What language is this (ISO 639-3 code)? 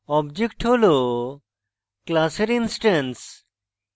ben